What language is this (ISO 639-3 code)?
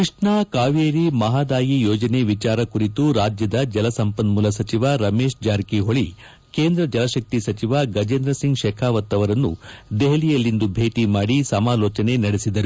kan